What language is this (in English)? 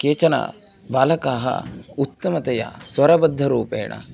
Sanskrit